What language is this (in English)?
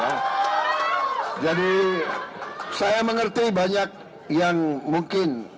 Indonesian